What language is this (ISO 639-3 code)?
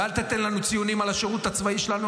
heb